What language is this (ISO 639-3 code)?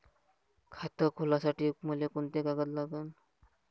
mar